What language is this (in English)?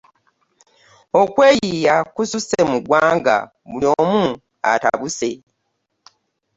Ganda